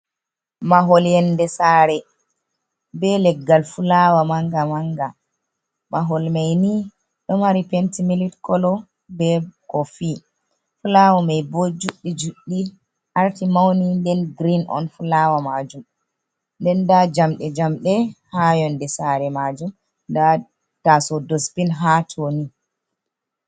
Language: Fula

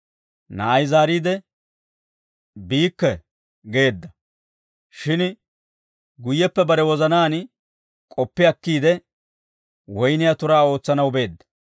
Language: Dawro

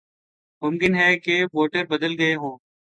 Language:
Urdu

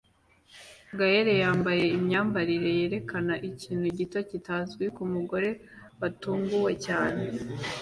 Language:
Kinyarwanda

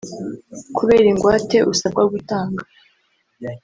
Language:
Kinyarwanda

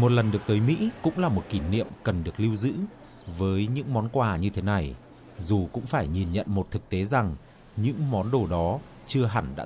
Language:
Vietnamese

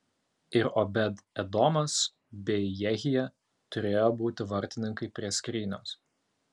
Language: Lithuanian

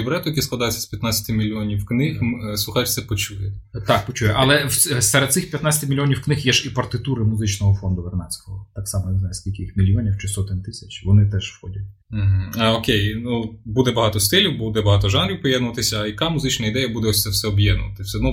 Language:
Ukrainian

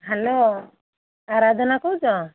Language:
Odia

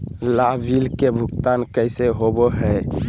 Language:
Magahi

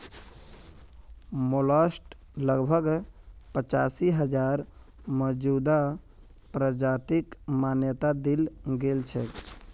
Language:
Magahi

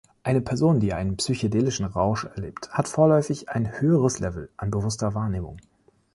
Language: German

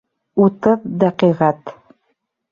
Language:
Bashkir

